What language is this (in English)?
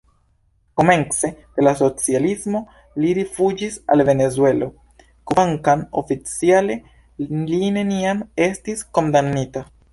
Esperanto